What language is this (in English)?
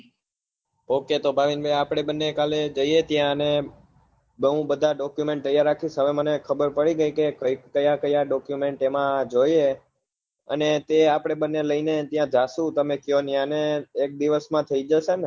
Gujarati